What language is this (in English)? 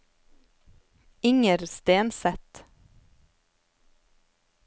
Norwegian